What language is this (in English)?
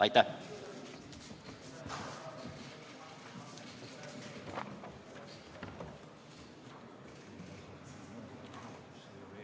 Estonian